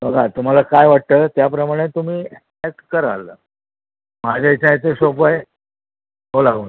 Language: Marathi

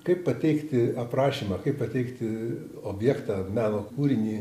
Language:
Lithuanian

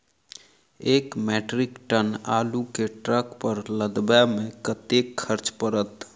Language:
Maithili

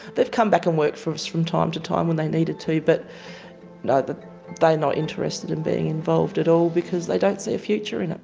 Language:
English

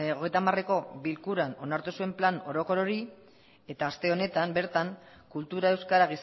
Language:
Basque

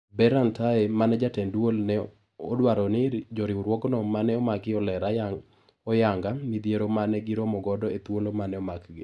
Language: Luo (Kenya and Tanzania)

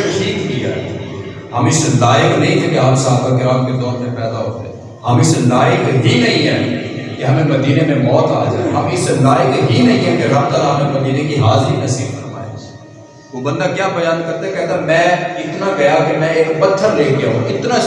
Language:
Urdu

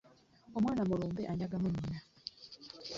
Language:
Ganda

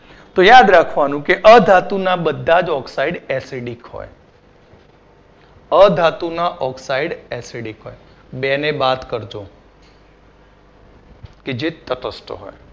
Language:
Gujarati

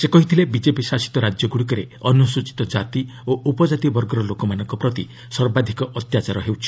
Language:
Odia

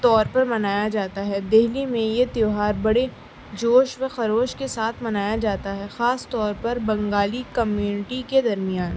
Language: Urdu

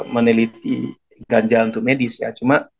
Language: Indonesian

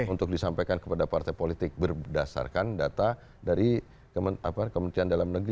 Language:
Indonesian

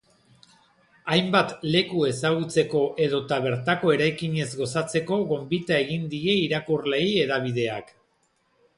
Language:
Basque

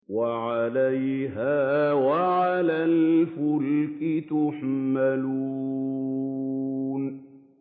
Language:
Arabic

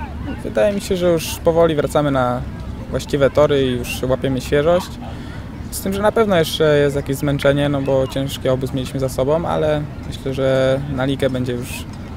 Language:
Polish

